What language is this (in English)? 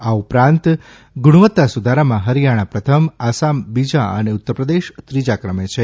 Gujarati